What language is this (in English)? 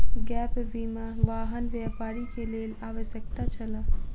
Maithili